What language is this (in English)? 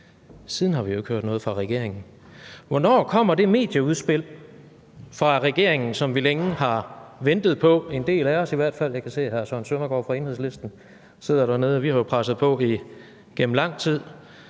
Danish